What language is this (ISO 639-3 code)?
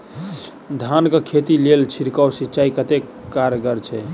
mai